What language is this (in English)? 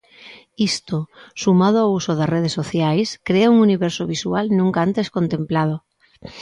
Galician